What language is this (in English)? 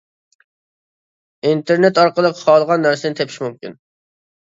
Uyghur